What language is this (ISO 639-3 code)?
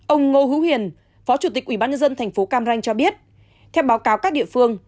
vie